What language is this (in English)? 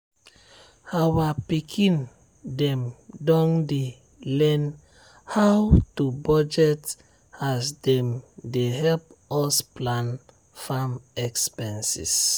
Nigerian Pidgin